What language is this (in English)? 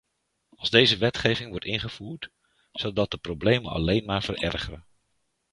Dutch